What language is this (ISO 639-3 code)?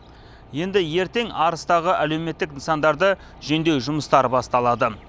kaz